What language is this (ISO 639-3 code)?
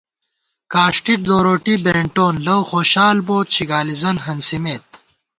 gwt